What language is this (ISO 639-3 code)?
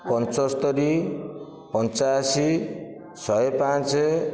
ori